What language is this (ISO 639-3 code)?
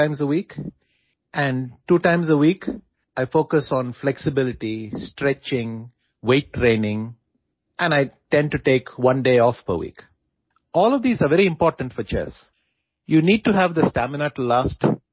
asm